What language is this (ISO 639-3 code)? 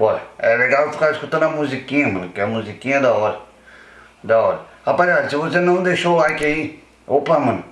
por